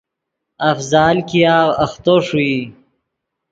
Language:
Yidgha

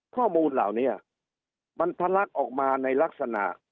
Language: Thai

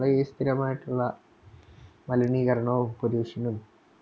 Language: Malayalam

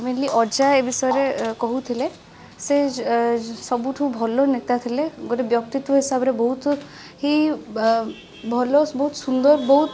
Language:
Odia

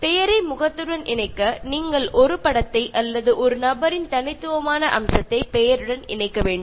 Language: Tamil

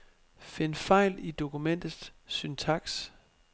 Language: Danish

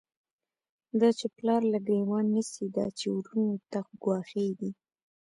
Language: Pashto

